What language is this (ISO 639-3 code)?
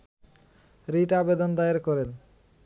ben